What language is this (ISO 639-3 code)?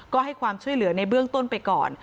tha